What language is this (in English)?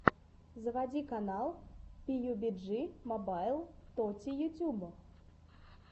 Russian